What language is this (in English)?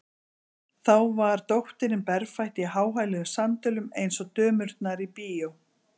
Icelandic